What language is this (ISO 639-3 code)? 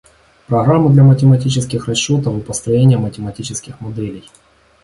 rus